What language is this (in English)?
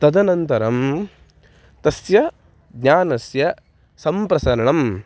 Sanskrit